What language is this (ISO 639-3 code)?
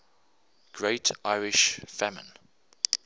eng